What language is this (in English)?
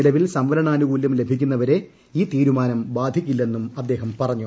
Malayalam